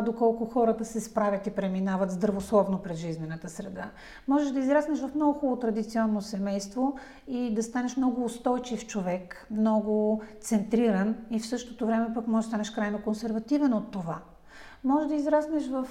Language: Bulgarian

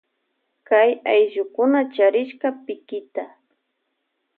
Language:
Loja Highland Quichua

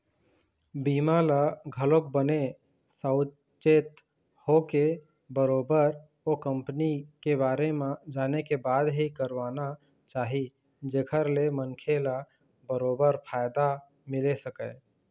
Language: Chhattisgarhi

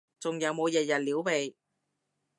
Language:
Cantonese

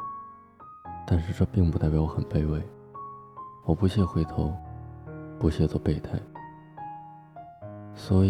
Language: Chinese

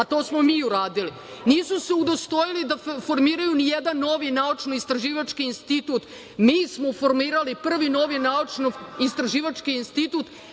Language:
Serbian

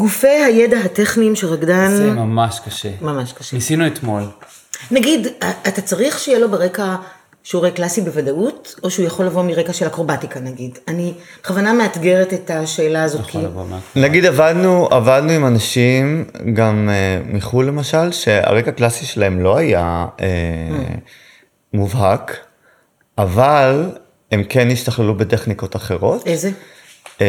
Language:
Hebrew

